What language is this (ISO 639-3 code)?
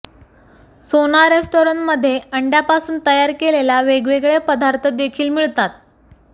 mar